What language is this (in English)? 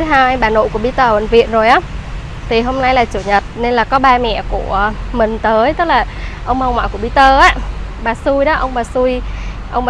Vietnamese